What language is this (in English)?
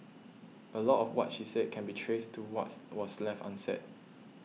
English